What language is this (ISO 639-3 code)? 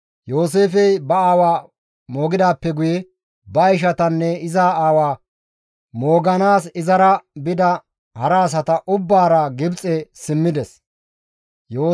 gmv